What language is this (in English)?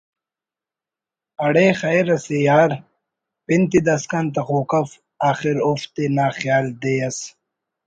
Brahui